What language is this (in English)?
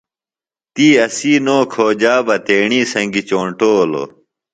Phalura